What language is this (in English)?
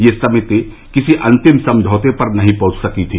Hindi